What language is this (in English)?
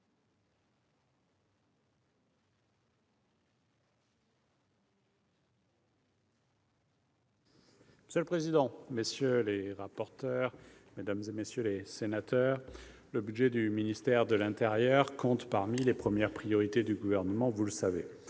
French